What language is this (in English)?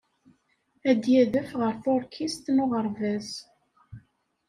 Kabyle